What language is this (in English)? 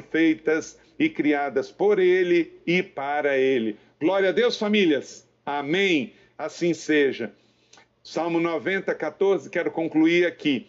Portuguese